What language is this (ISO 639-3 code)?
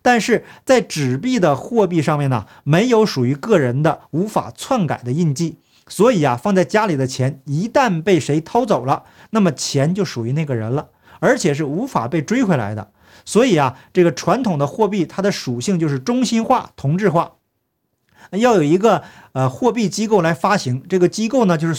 zho